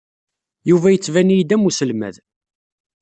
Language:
Kabyle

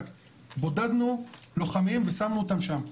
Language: Hebrew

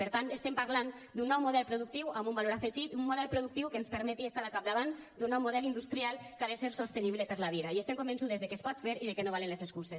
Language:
Catalan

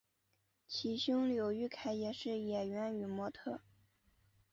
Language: Chinese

